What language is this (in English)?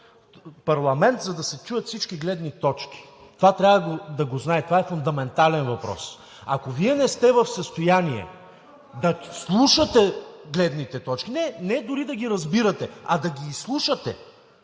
Bulgarian